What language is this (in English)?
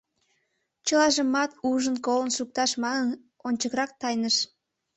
Mari